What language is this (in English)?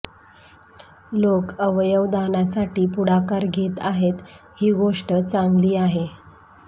Marathi